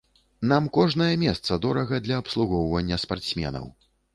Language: Belarusian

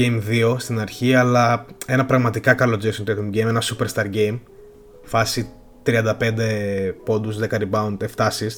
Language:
Greek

